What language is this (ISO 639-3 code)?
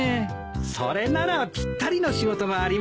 jpn